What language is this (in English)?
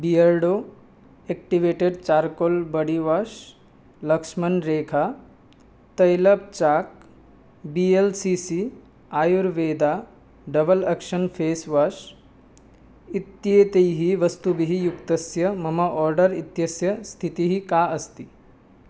Sanskrit